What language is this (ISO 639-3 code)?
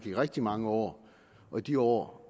dan